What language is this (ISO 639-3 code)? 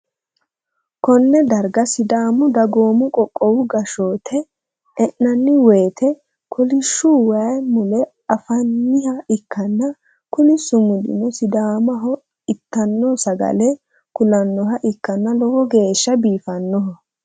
sid